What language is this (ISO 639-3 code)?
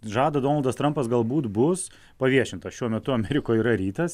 lit